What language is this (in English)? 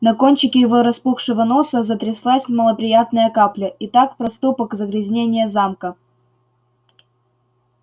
Russian